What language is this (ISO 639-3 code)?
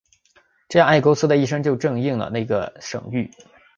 zho